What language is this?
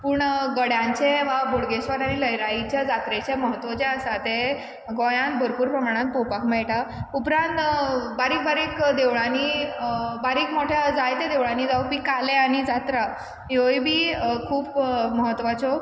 Konkani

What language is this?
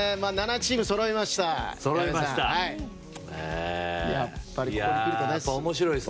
Japanese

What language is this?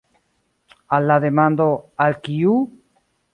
Esperanto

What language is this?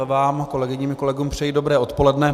Czech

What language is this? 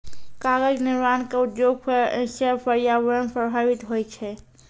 Maithili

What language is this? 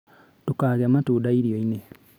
Kikuyu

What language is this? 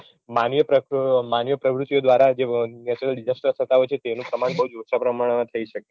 Gujarati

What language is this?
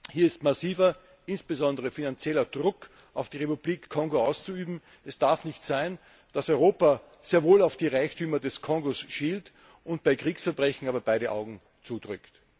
German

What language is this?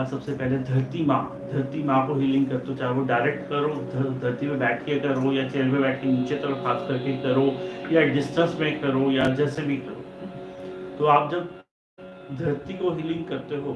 Hindi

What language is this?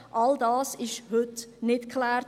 Swiss German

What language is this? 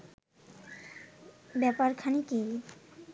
Bangla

